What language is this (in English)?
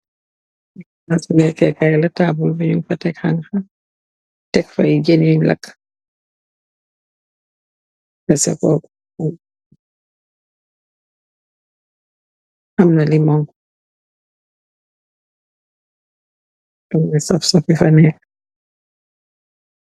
Wolof